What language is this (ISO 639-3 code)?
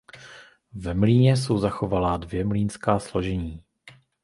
ces